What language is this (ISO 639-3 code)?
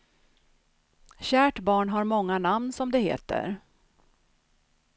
swe